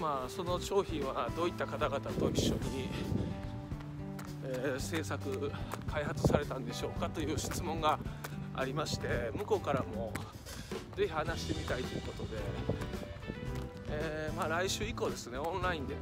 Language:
Japanese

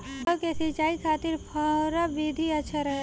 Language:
Bhojpuri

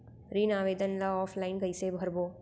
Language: Chhattisgarhi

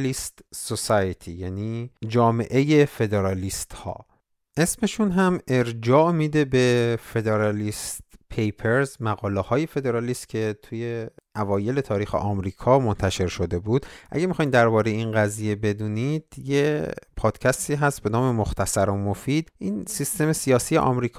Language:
Persian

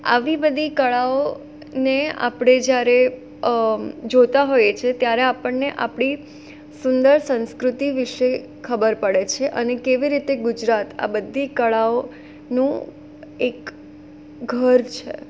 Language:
Gujarati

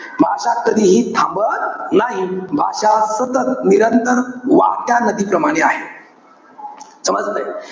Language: Marathi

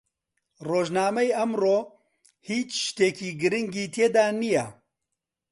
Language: Central Kurdish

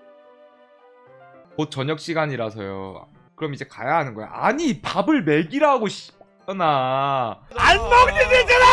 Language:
Korean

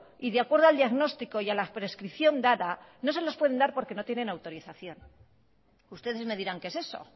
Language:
Spanish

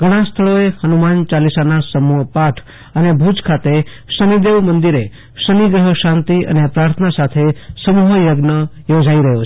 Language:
Gujarati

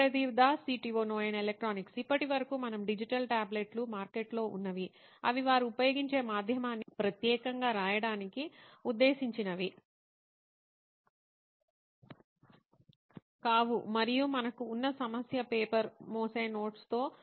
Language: Telugu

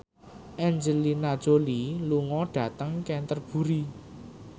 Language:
Javanese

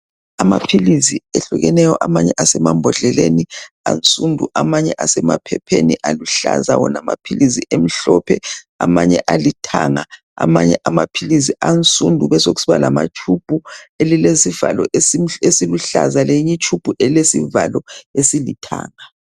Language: North Ndebele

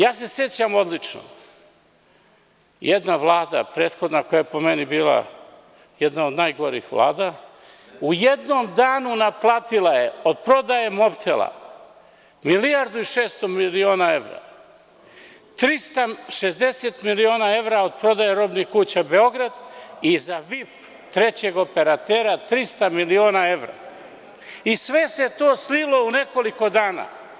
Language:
Serbian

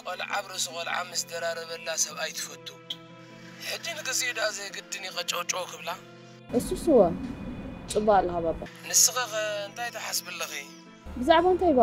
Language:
Arabic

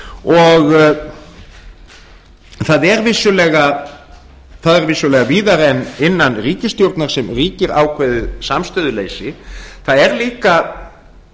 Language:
Icelandic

